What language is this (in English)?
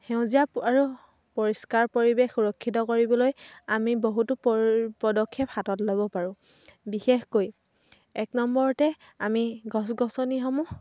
Assamese